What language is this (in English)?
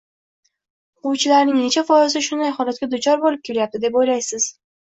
Uzbek